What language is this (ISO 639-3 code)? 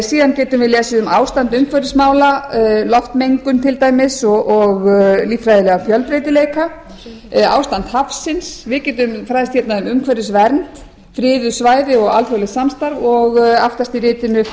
isl